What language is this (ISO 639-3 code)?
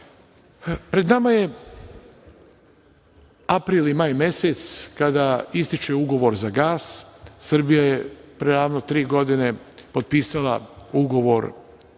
srp